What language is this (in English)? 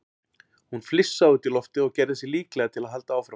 Icelandic